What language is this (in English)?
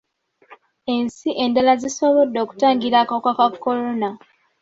Ganda